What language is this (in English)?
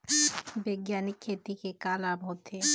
Chhattisgarhi